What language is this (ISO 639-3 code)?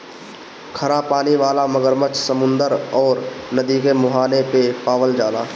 bho